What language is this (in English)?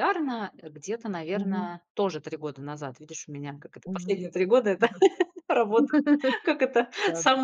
Russian